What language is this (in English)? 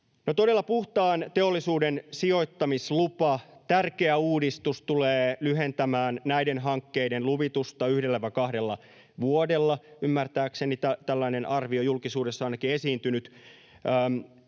Finnish